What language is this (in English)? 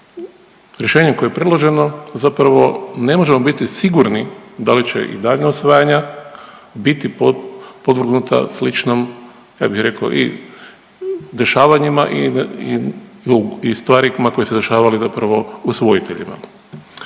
Croatian